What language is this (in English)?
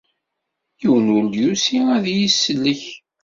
Kabyle